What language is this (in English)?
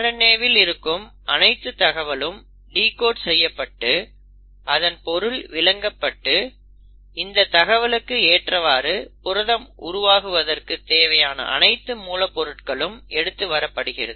Tamil